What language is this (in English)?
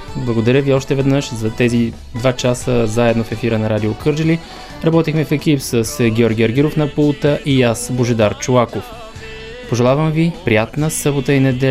Bulgarian